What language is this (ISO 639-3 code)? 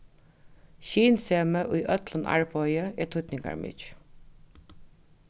fao